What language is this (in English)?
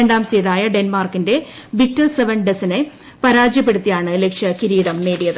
Malayalam